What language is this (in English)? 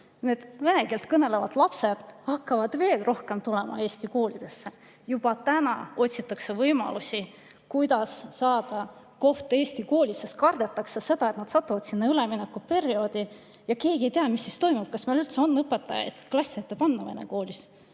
Estonian